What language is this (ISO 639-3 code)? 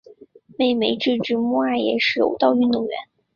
zho